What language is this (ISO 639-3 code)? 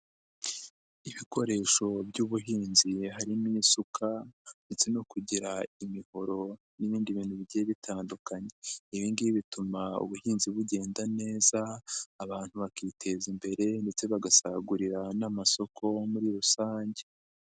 kin